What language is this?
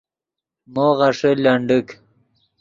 Yidgha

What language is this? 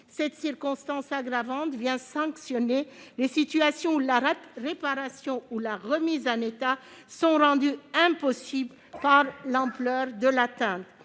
French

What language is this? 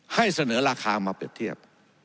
Thai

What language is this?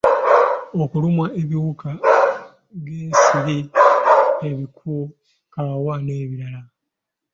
Ganda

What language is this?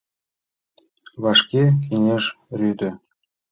Mari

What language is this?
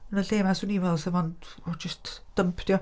Welsh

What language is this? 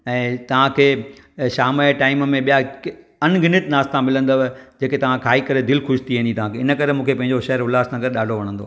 Sindhi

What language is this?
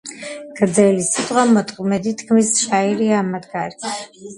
Georgian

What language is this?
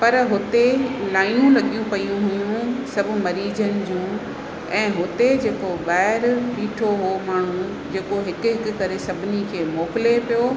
Sindhi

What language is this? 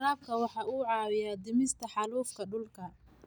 Somali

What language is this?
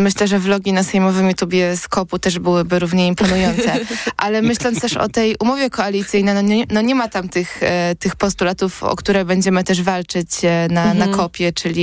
Polish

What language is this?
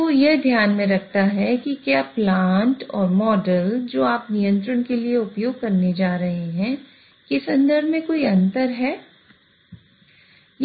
Hindi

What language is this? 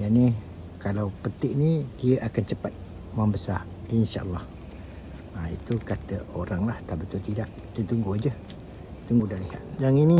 Malay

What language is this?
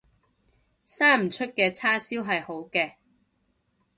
Cantonese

